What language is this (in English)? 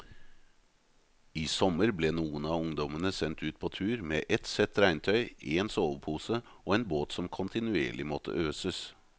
Norwegian